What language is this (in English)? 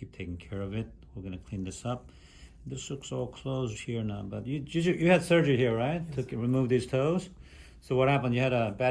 English